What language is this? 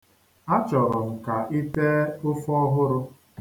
Igbo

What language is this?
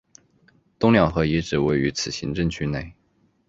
Chinese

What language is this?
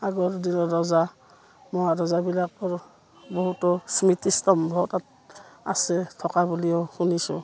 Assamese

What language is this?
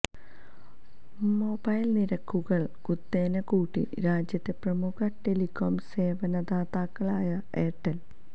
Malayalam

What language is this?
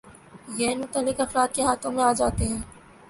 Urdu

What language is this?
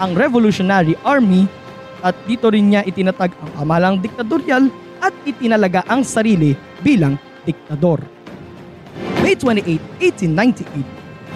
Filipino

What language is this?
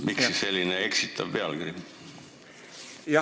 Estonian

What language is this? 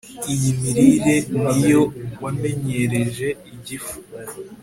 Kinyarwanda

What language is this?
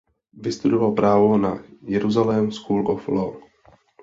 Czech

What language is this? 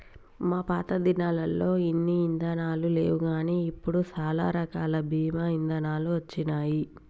Telugu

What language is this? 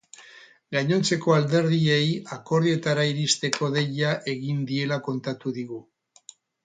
Basque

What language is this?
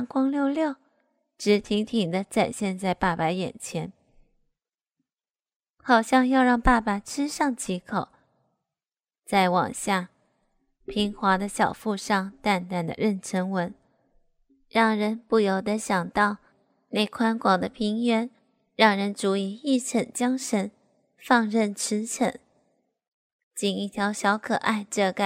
Chinese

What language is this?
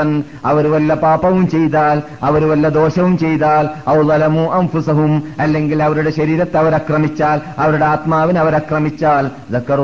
Malayalam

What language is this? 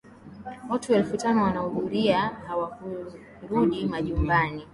Swahili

